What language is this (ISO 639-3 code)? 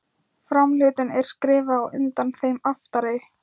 isl